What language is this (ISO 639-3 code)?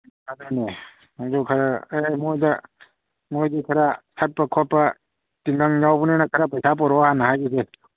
mni